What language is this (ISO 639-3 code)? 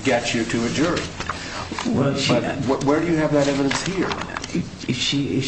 eng